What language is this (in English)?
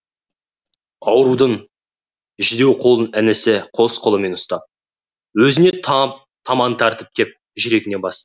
Kazakh